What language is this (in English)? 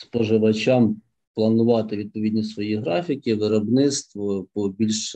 Ukrainian